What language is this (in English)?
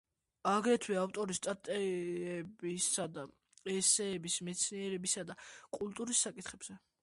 Georgian